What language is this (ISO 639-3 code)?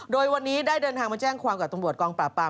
tha